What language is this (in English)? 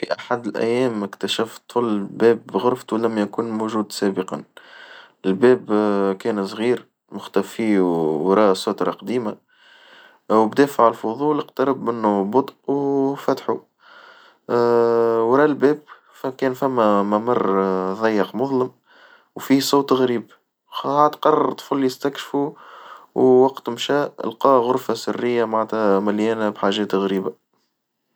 Tunisian Arabic